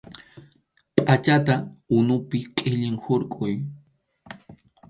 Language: Arequipa-La Unión Quechua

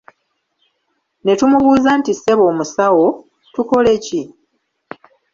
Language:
Ganda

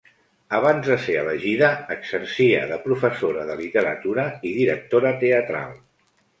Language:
Catalan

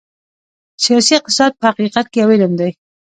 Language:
Pashto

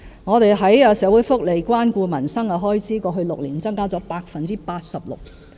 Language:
Cantonese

